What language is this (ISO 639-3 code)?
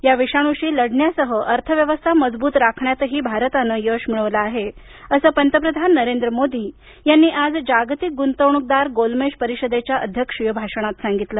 mar